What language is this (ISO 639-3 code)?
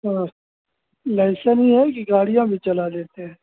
hin